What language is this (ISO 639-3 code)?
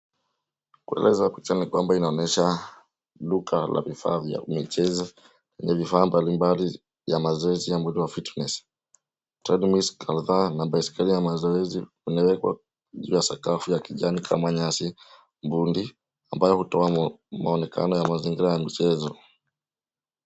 swa